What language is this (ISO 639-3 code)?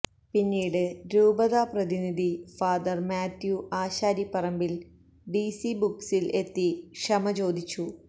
mal